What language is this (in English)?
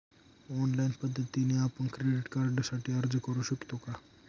Marathi